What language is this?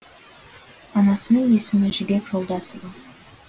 Kazakh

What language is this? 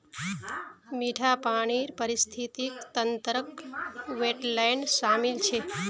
Magahi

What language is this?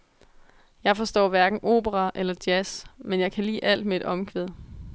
Danish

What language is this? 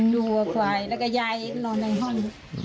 Thai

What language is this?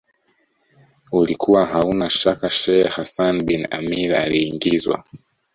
Swahili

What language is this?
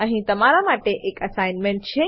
Gujarati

